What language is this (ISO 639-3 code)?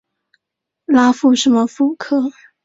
zho